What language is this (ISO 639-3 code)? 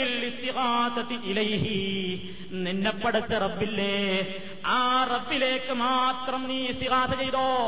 mal